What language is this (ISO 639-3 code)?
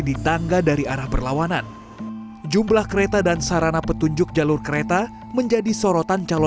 ind